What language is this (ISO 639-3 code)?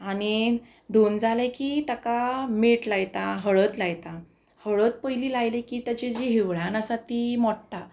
kok